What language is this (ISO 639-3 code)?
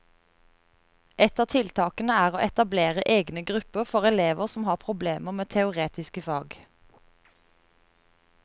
nor